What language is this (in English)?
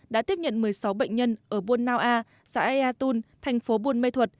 Vietnamese